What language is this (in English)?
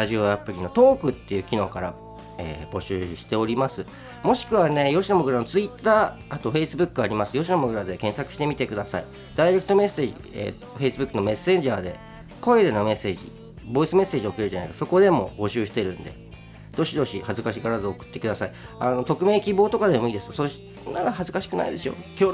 Japanese